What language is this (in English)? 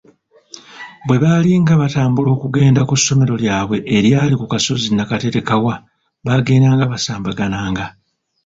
Ganda